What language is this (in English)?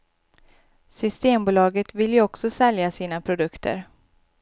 Swedish